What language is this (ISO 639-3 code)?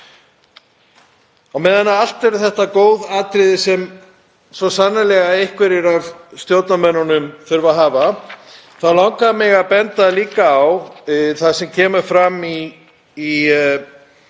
isl